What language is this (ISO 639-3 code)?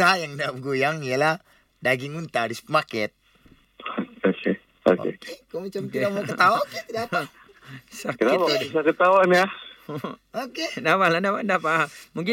msa